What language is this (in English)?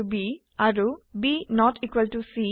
Assamese